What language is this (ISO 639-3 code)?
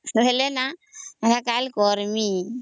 ori